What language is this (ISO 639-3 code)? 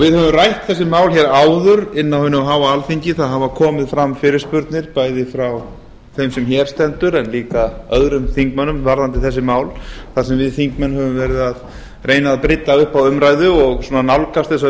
isl